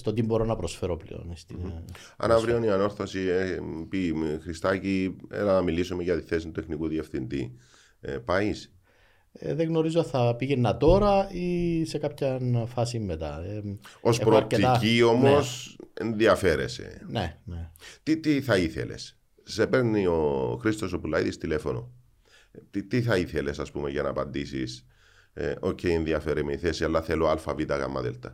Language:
Greek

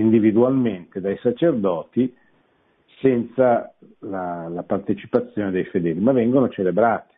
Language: Italian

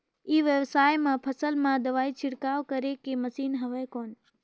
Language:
Chhattisgarhi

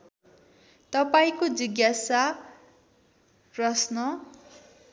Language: Nepali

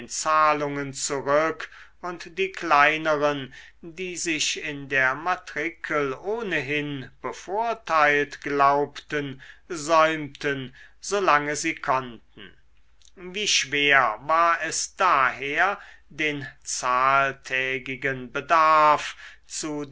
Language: German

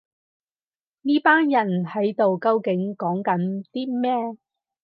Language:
Cantonese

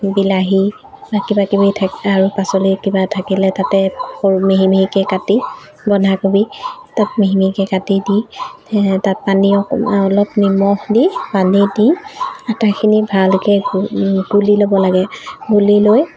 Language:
Assamese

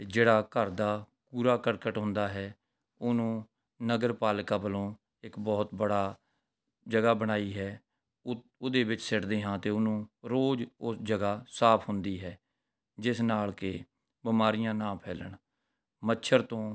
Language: Punjabi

